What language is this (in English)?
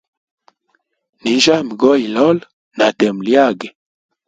Hemba